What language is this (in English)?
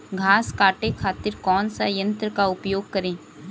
Bhojpuri